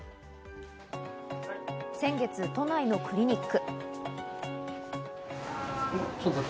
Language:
Japanese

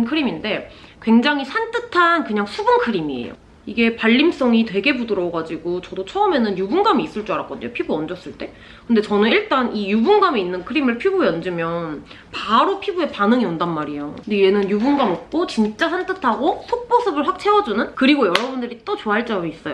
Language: Korean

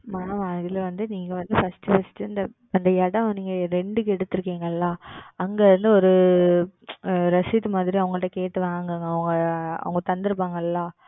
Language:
Tamil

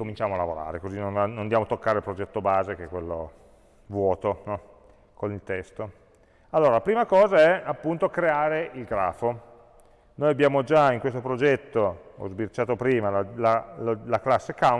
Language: Italian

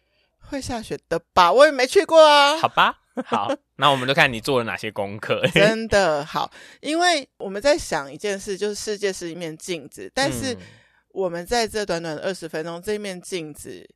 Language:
Chinese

